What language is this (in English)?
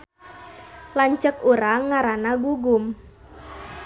Sundanese